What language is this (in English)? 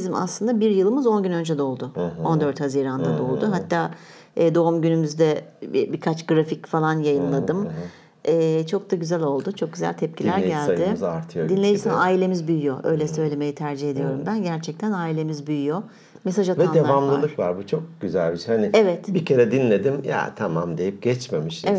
Turkish